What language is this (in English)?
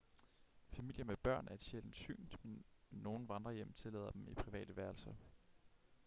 Danish